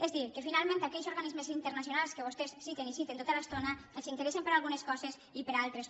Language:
Catalan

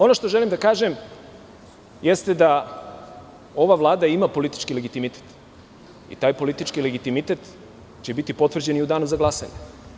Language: Serbian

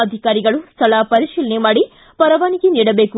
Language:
Kannada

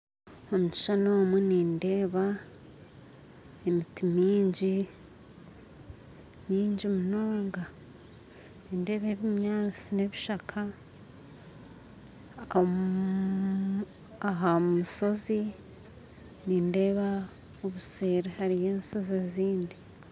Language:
Nyankole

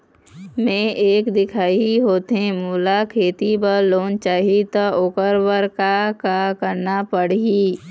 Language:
Chhattisgarhi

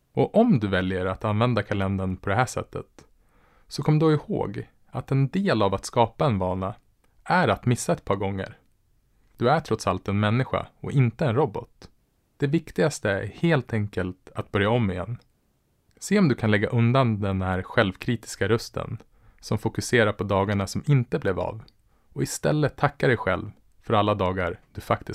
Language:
Swedish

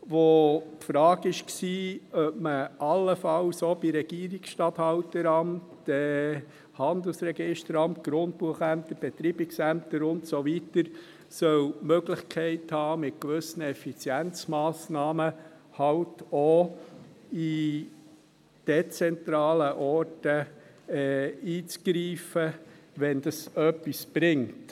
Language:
Swiss German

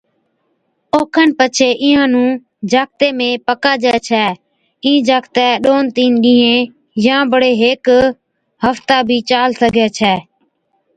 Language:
Od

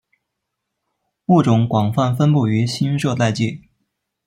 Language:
Chinese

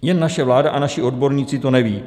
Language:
Czech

